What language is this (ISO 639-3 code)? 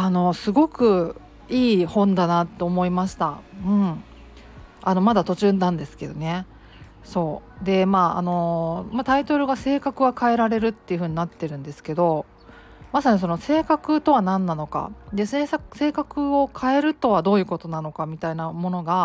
jpn